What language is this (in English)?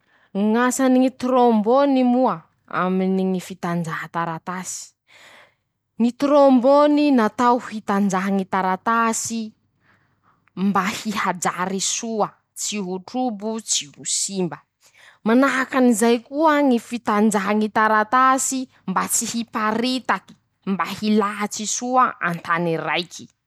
Masikoro Malagasy